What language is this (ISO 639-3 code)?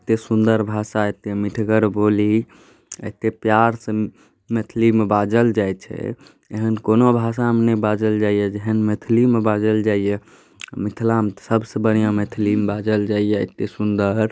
mai